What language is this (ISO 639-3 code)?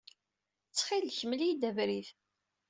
kab